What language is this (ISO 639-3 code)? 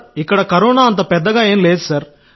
tel